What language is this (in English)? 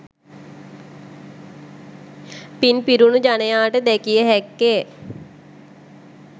Sinhala